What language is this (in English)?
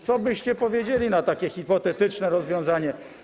Polish